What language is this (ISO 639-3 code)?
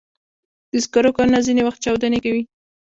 pus